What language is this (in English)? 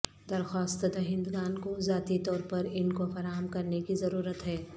Urdu